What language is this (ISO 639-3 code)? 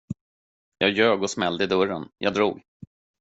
swe